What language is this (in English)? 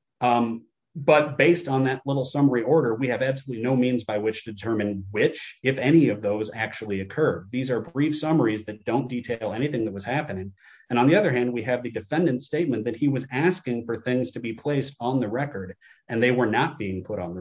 English